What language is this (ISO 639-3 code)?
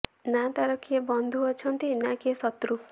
ori